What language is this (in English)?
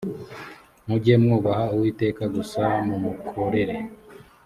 Kinyarwanda